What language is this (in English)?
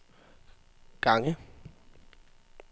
Danish